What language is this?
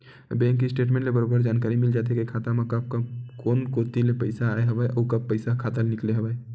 Chhattisgarhi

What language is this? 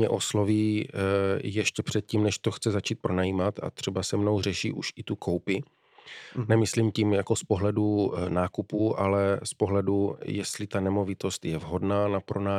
Czech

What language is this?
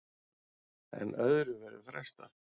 Icelandic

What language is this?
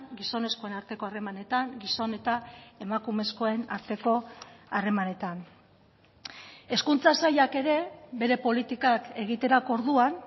Basque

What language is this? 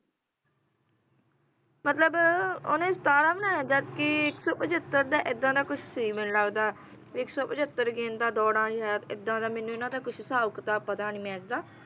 Punjabi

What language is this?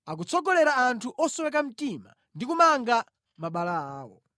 Nyanja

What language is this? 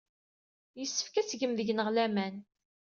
Kabyle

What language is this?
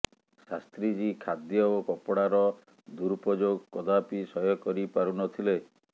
Odia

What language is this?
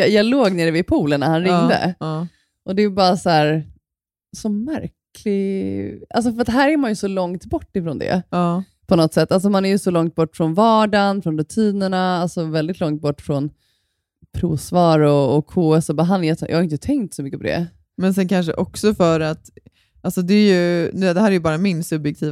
Swedish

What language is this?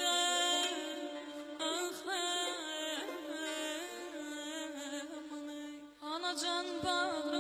Arabic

